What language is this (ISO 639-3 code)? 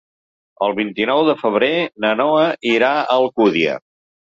cat